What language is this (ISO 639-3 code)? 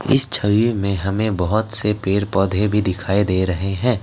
hin